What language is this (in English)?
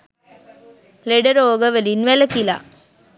Sinhala